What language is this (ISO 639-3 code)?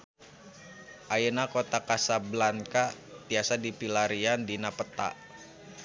sun